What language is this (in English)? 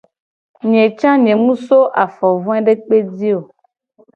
Gen